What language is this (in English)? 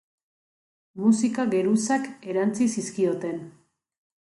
Basque